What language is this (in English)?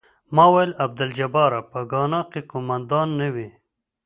Pashto